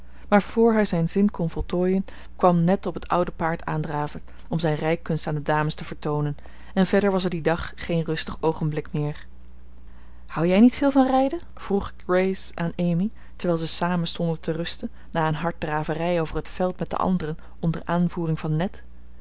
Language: Dutch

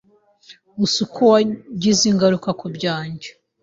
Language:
Kinyarwanda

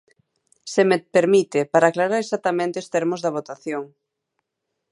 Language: Galician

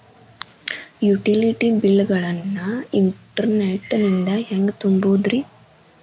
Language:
Kannada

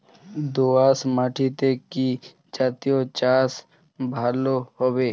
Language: Bangla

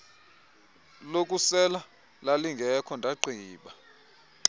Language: Xhosa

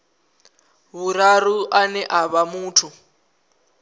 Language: Venda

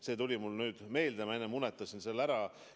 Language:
Estonian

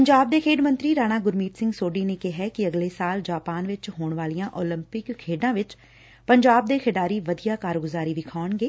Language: Punjabi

